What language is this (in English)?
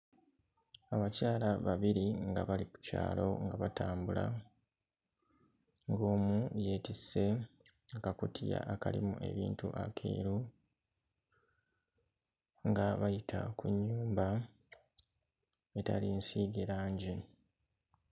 Ganda